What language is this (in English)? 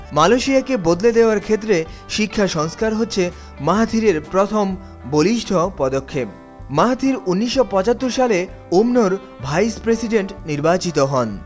Bangla